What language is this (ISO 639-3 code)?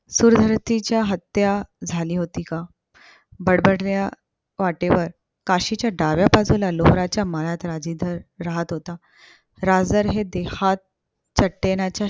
mar